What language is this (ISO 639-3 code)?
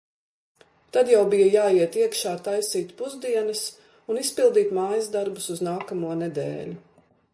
lav